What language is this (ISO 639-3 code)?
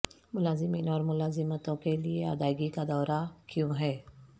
urd